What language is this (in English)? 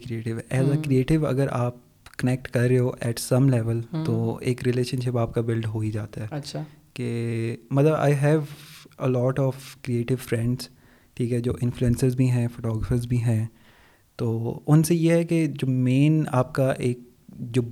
Urdu